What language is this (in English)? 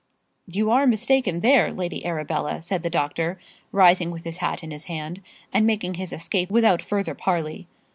English